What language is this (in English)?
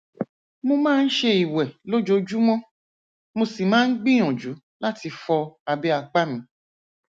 Yoruba